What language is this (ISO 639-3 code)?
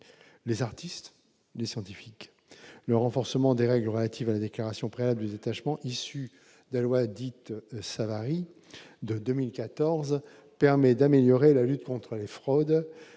fra